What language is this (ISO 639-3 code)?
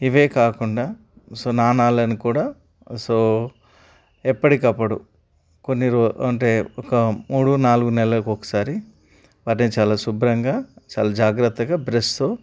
tel